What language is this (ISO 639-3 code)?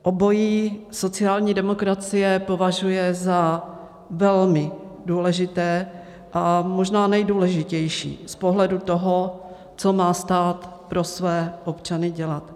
ces